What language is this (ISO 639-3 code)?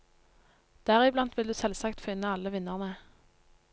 nor